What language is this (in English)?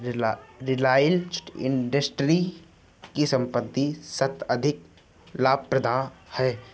Hindi